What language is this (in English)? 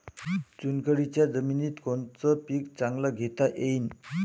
Marathi